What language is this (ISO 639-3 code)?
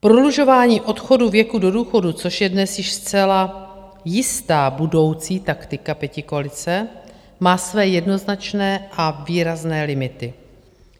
ces